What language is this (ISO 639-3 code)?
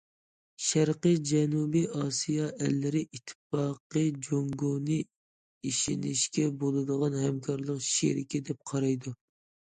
uig